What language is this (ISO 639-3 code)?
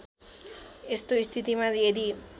nep